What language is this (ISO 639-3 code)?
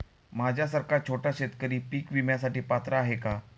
mar